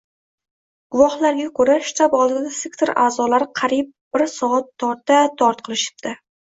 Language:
Uzbek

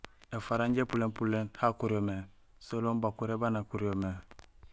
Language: Gusilay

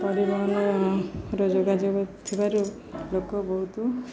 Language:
Odia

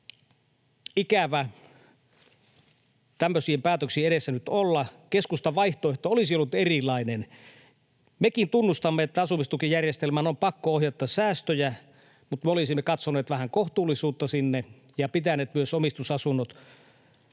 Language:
Finnish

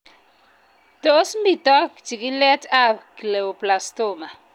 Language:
Kalenjin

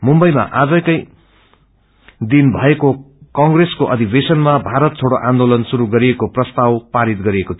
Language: Nepali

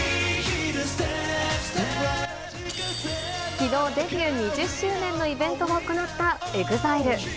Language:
Japanese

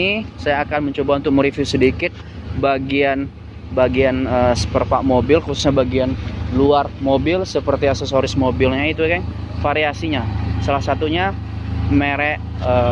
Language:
Indonesian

